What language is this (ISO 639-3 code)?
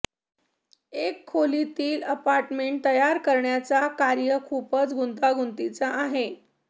mar